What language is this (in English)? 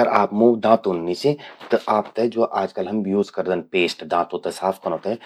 Garhwali